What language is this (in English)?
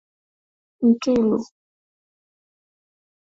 Swahili